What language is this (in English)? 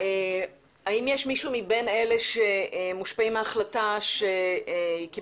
Hebrew